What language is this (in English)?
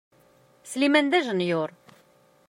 Kabyle